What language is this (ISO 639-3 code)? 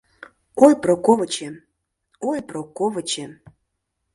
chm